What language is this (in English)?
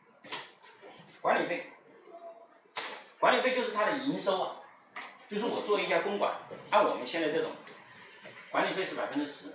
Chinese